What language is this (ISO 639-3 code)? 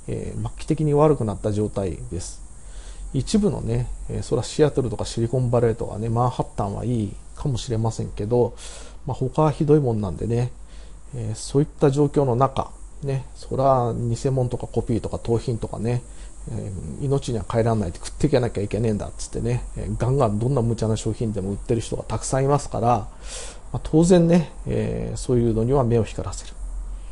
jpn